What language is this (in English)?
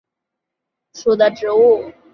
Chinese